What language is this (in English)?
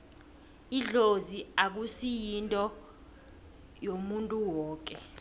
South Ndebele